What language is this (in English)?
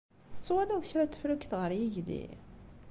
Kabyle